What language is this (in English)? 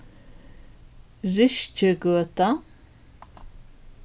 Faroese